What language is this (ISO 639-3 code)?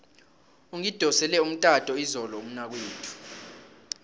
nbl